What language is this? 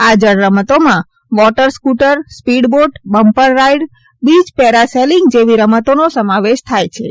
Gujarati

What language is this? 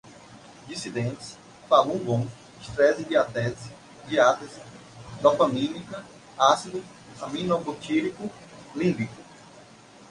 Portuguese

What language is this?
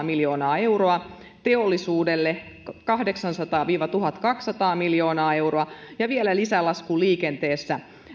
Finnish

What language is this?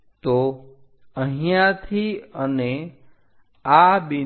Gujarati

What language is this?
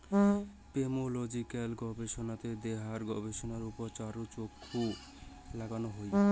Bangla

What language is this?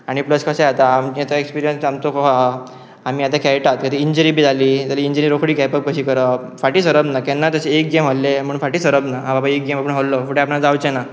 Konkani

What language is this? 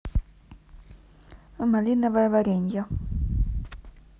Russian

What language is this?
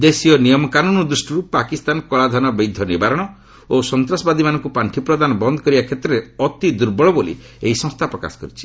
Odia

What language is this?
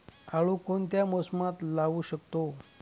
Marathi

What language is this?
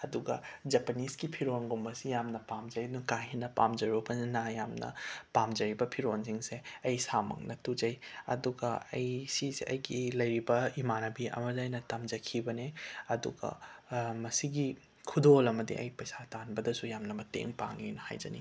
Manipuri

